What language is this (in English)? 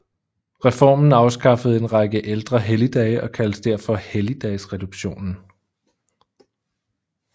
Danish